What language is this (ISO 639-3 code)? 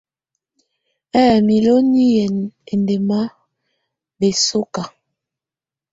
tvu